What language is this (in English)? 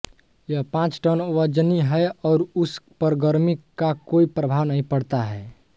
Hindi